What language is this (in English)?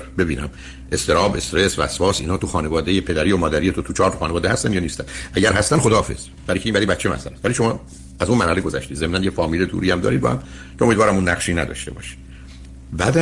Persian